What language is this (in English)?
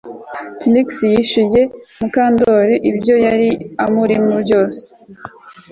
Kinyarwanda